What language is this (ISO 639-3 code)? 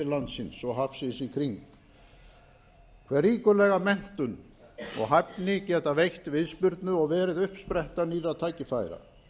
isl